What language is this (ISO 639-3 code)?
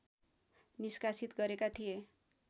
nep